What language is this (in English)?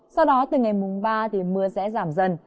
Vietnamese